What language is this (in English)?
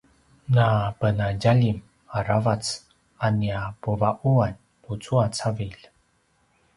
Paiwan